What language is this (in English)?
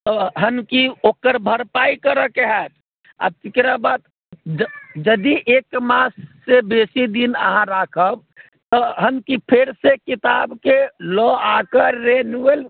Maithili